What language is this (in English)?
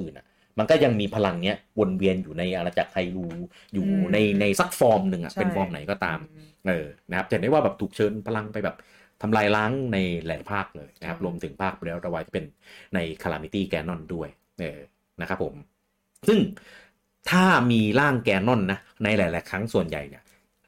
Thai